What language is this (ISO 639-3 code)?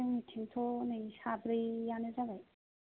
brx